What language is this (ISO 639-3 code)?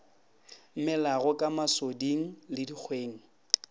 nso